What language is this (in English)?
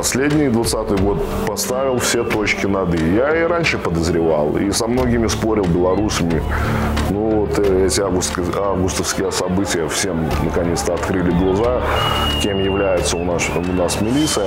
Russian